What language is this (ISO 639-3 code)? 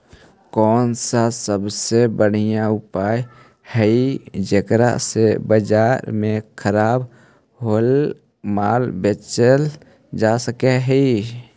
mag